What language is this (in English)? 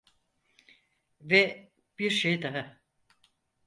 Turkish